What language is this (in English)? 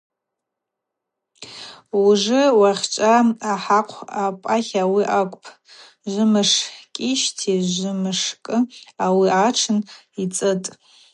Abaza